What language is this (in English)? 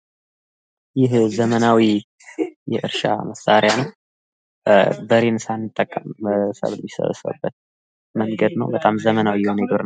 Amharic